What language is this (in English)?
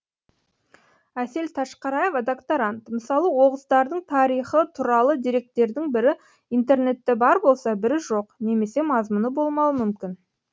Kazakh